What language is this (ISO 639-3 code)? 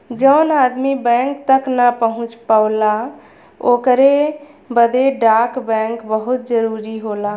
bho